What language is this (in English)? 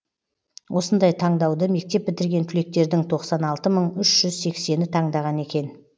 Kazakh